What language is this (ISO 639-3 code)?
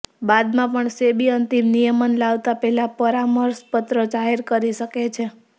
guj